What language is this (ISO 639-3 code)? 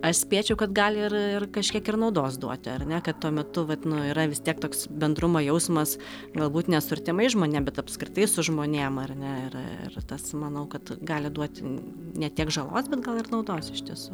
lit